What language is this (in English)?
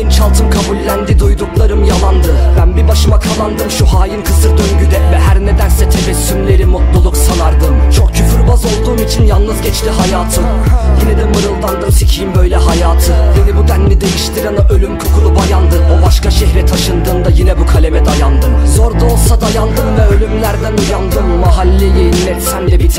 Turkish